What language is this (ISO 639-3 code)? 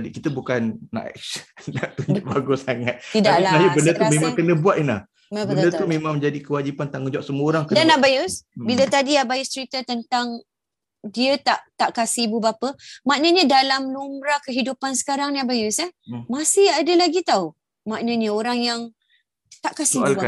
msa